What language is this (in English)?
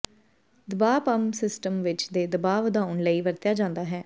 Punjabi